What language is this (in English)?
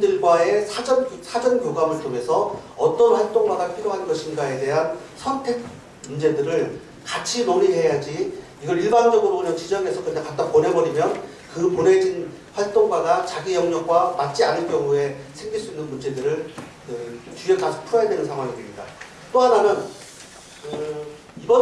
Korean